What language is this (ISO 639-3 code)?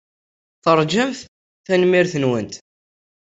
kab